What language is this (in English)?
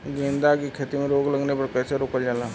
Bhojpuri